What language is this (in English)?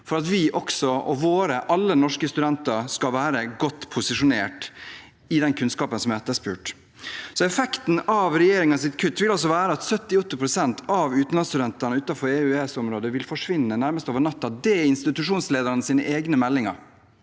Norwegian